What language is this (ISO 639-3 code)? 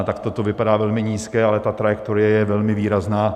ces